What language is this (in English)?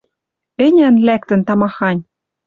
Western Mari